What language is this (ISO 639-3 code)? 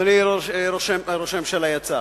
heb